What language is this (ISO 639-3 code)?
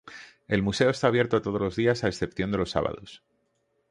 spa